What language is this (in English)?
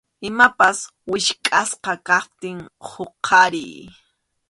Arequipa-La Unión Quechua